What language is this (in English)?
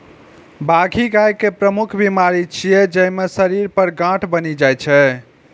Maithili